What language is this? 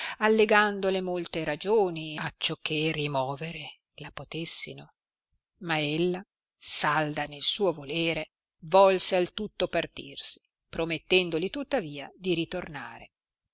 Italian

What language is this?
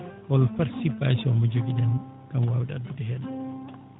Fula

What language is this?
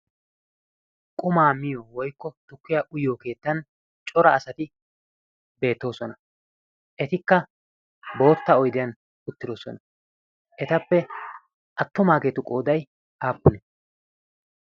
Wolaytta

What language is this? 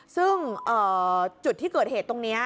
Thai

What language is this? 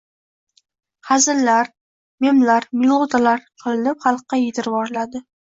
Uzbek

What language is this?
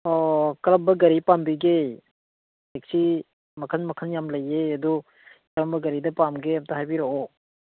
Manipuri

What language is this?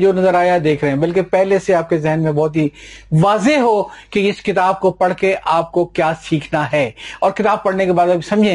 Urdu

